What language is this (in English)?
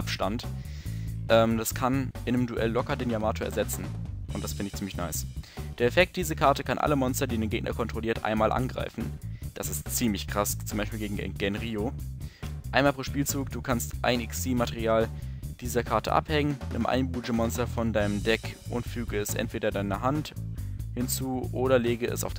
German